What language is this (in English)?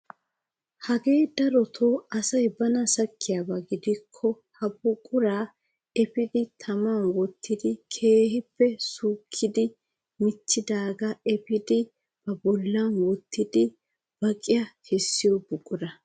Wolaytta